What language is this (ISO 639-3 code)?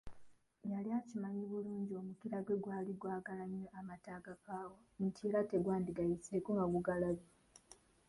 lug